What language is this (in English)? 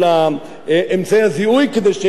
Hebrew